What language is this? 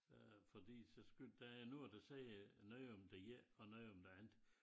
Danish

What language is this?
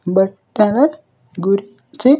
Telugu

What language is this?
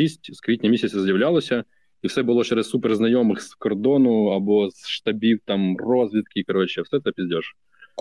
Ukrainian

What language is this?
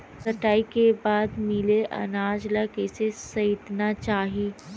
Chhattisgarhi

